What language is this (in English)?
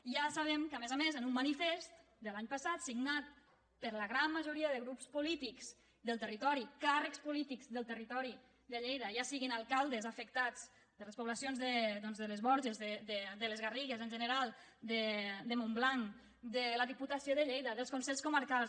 Catalan